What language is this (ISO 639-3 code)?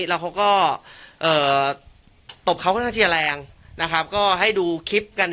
tha